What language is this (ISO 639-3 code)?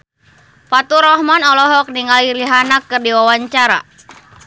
sun